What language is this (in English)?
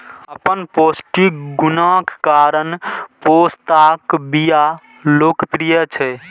Maithili